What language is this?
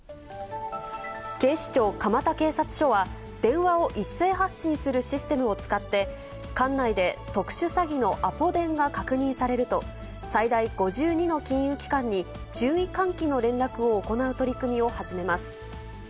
Japanese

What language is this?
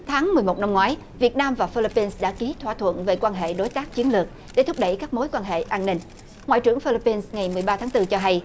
Vietnamese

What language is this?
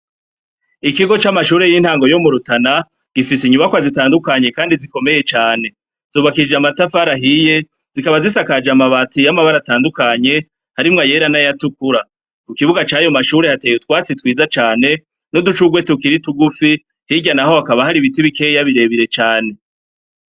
Rundi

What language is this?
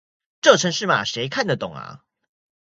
Chinese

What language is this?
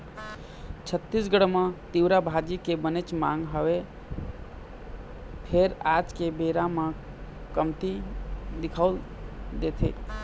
Chhattisgarhi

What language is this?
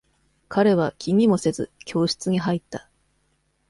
Japanese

